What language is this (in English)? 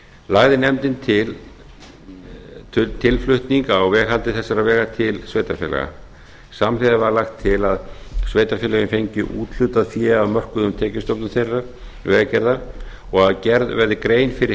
Icelandic